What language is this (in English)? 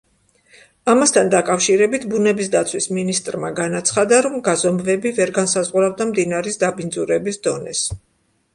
Georgian